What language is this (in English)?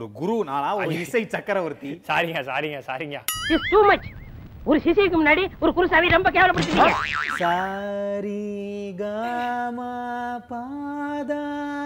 Tamil